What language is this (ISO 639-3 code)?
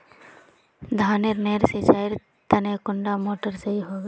mag